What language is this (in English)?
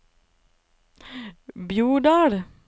Norwegian